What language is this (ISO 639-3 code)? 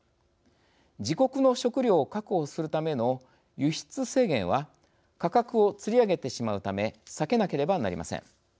jpn